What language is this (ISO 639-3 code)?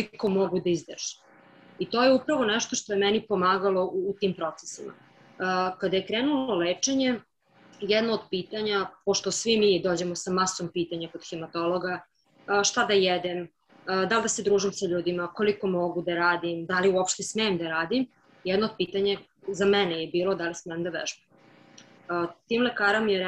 hrv